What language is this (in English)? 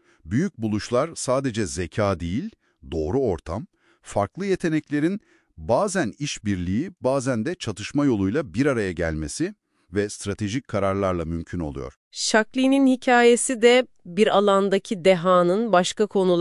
Turkish